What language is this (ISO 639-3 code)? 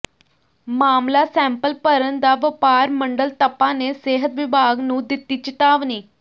pan